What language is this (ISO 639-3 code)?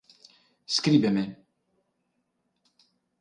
ina